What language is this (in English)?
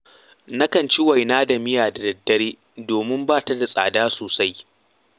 Hausa